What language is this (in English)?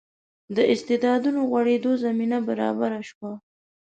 Pashto